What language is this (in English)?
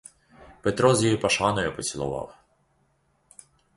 Ukrainian